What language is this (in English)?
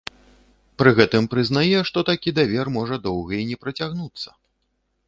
Belarusian